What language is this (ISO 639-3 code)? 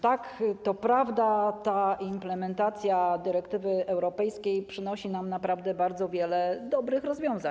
pol